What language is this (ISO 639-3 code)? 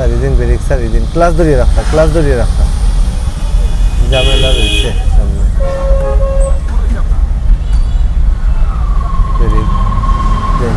ron